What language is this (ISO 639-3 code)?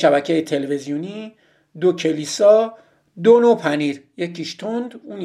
fas